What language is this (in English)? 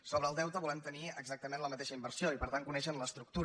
Catalan